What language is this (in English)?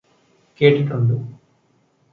Malayalam